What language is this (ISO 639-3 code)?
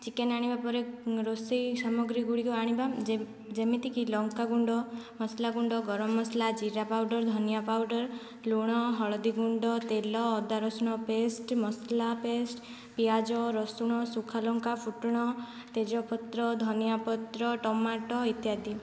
ori